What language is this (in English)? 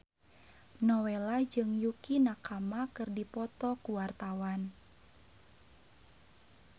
Sundanese